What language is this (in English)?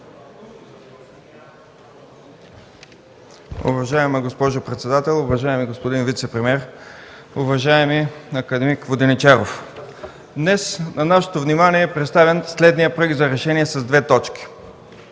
Bulgarian